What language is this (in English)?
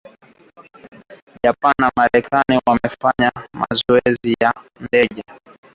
Swahili